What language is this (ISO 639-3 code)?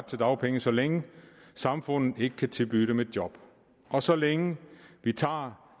dan